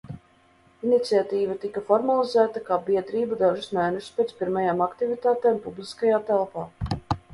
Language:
Latvian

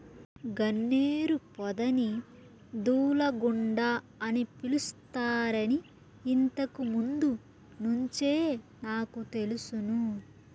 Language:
Telugu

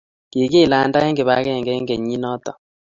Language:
Kalenjin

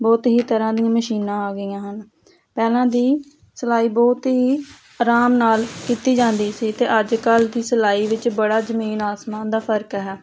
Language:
Punjabi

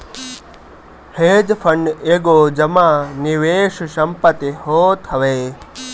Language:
Bhojpuri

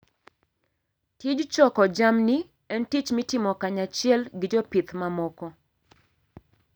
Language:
Luo (Kenya and Tanzania)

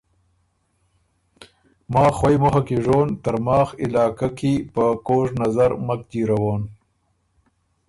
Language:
Ormuri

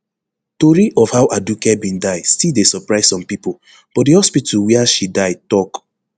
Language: Nigerian Pidgin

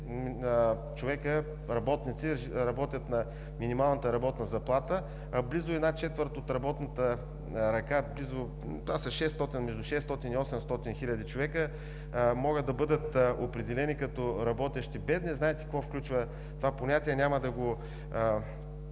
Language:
Bulgarian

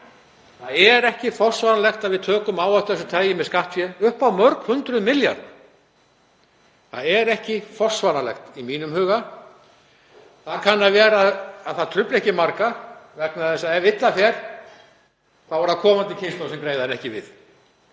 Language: Icelandic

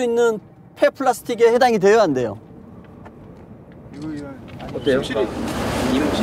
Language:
Korean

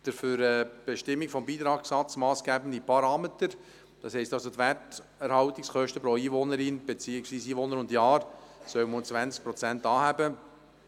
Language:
Swiss German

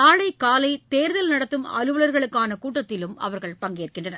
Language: Tamil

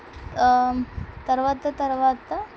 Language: Telugu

